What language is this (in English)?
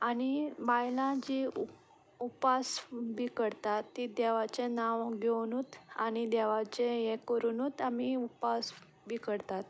Konkani